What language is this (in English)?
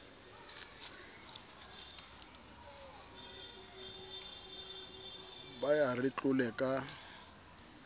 Southern Sotho